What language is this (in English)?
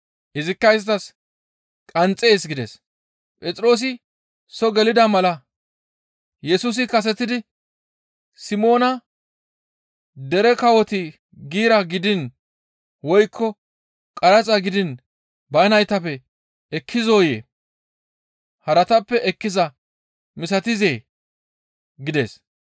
Gamo